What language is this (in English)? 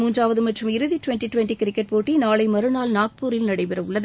Tamil